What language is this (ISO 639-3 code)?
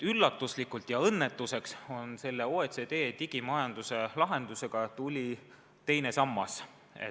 est